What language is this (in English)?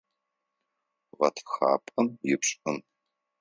Adyghe